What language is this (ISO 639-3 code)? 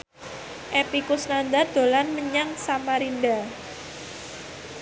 jav